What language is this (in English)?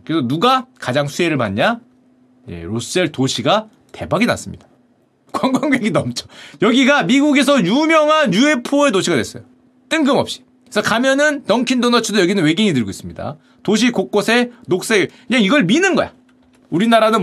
Korean